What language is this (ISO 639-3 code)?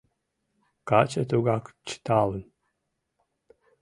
chm